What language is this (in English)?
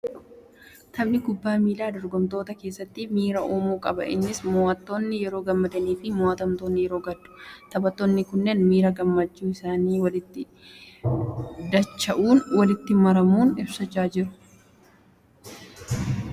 Oromo